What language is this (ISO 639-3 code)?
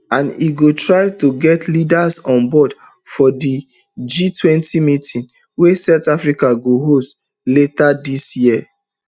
pcm